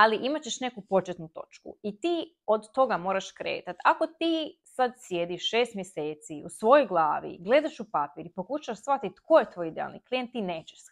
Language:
Croatian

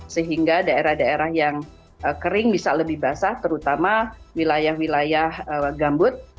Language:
Indonesian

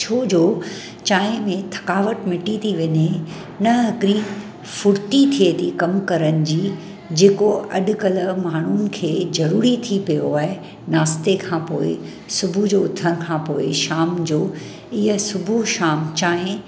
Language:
Sindhi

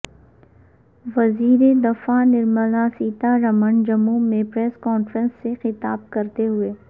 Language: Urdu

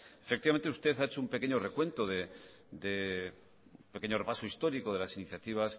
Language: Spanish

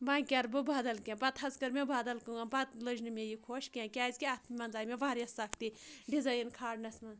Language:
Kashmiri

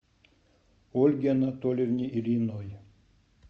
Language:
Russian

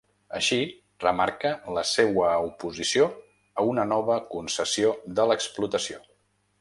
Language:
Catalan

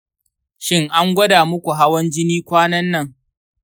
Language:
Hausa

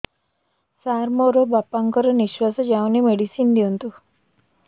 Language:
Odia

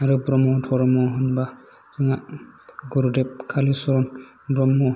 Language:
Bodo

